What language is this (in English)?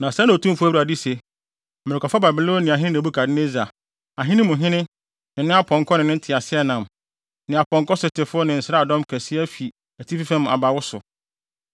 Akan